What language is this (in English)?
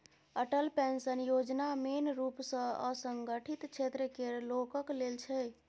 Maithili